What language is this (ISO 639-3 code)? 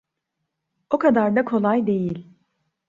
tur